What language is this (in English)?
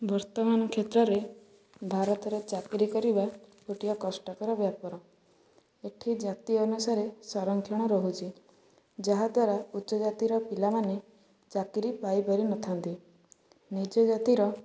Odia